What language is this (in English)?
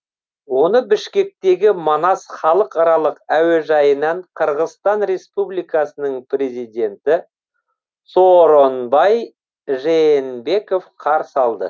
Kazakh